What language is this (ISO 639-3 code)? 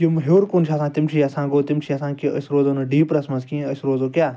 kas